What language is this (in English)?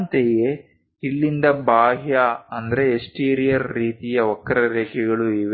Kannada